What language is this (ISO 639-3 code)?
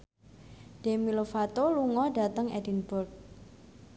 jav